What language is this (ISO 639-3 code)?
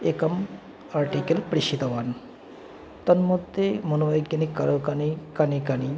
san